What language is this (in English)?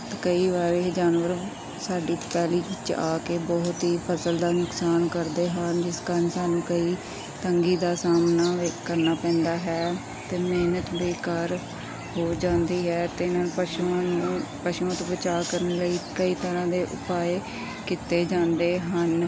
Punjabi